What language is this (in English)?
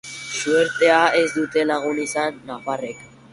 Basque